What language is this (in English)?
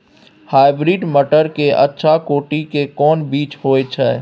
Maithili